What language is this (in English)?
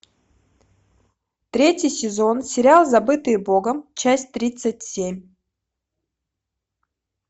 Russian